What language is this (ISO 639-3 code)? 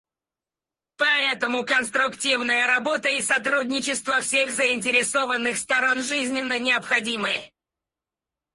rus